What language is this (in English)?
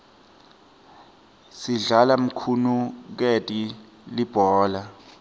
Swati